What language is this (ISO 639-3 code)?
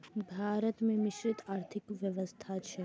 mai